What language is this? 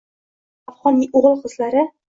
Uzbek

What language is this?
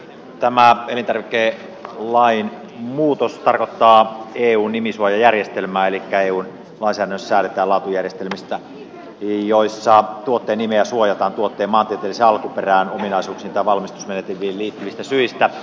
Finnish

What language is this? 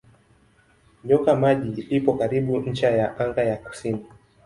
Swahili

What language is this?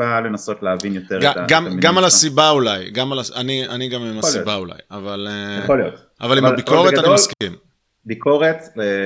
Hebrew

